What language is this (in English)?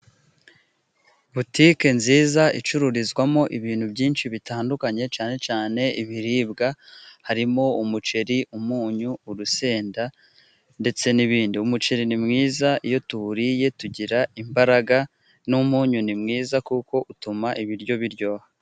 Kinyarwanda